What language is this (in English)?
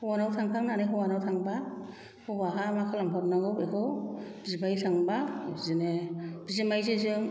Bodo